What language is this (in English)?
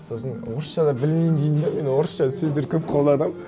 Kazakh